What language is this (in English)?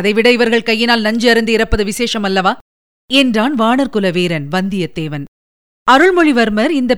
Tamil